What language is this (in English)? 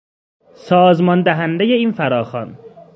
Persian